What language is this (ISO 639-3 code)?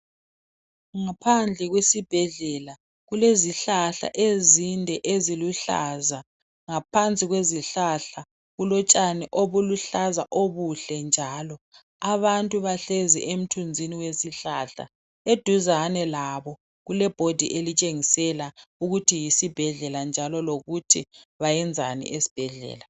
nde